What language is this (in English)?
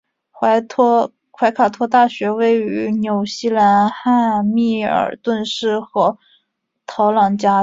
Chinese